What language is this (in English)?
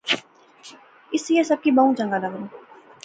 Pahari-Potwari